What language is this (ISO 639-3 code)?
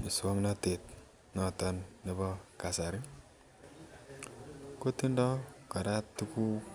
kln